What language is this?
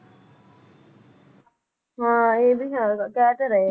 Punjabi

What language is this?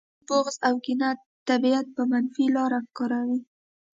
Pashto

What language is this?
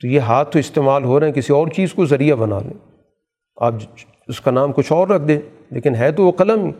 Urdu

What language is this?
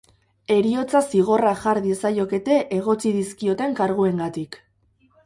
Basque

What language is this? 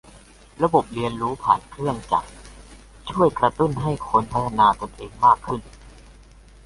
Thai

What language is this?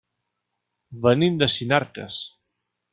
Catalan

